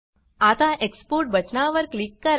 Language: Marathi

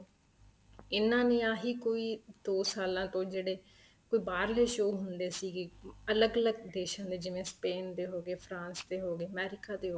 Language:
Punjabi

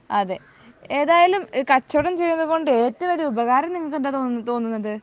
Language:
Malayalam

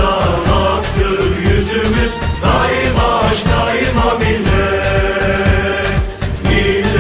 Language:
Turkish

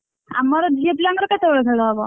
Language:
Odia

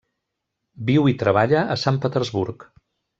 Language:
Catalan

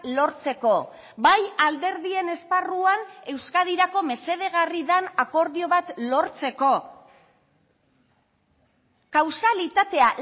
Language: Basque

